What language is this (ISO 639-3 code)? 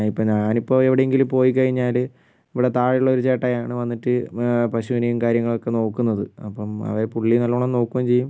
mal